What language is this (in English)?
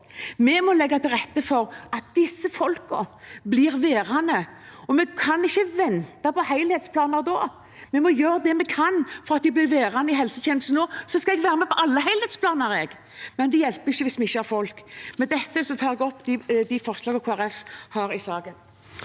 Norwegian